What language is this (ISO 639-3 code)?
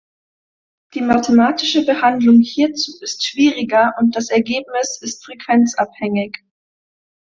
deu